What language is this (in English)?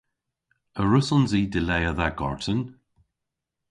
Cornish